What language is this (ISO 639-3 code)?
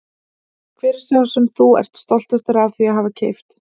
isl